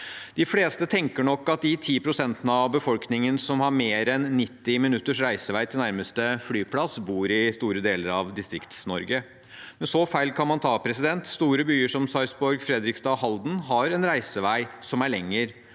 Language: Norwegian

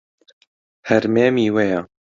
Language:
Central Kurdish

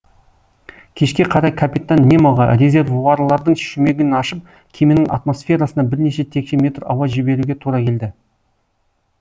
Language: Kazakh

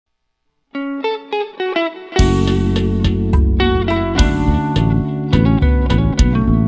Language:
Vietnamese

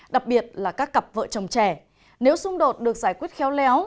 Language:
Vietnamese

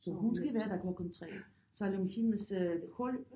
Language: Danish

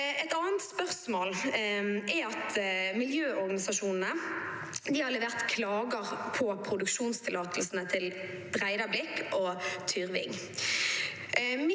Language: Norwegian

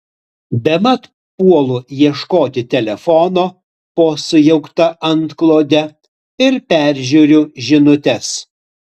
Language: Lithuanian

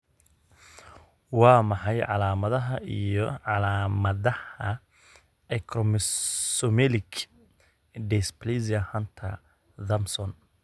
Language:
Somali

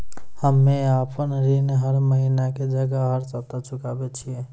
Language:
Maithili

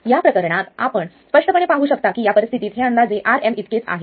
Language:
Marathi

